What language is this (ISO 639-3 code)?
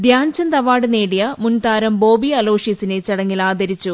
mal